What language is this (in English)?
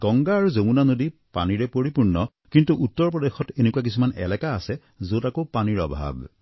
Assamese